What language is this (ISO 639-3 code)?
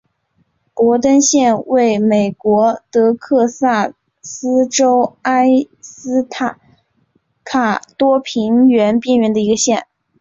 zho